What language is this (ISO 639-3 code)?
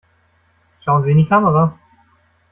deu